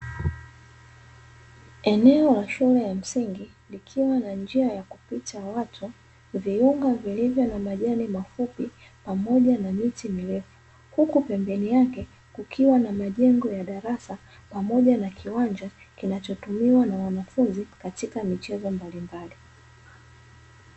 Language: Swahili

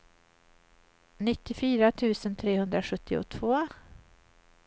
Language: Swedish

